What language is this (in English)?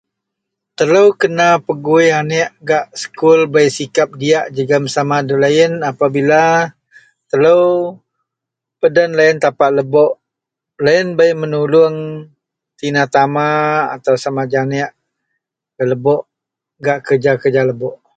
Central Melanau